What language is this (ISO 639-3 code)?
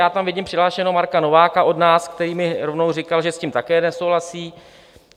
ces